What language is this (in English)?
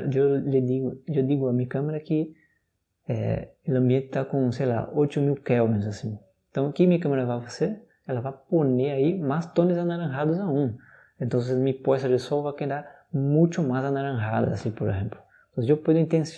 Portuguese